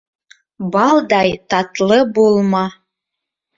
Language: Bashkir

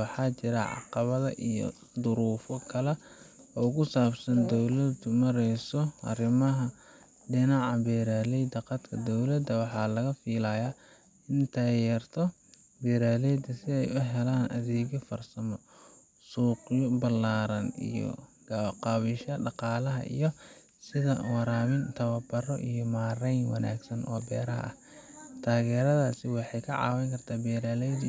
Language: Somali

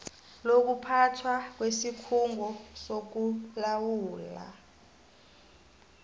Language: South Ndebele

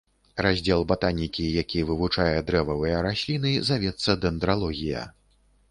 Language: Belarusian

